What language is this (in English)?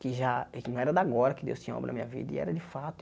Portuguese